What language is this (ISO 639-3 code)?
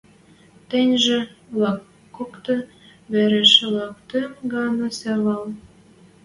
mrj